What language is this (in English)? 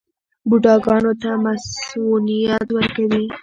Pashto